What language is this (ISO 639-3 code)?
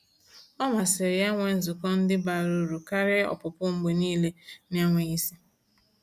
ibo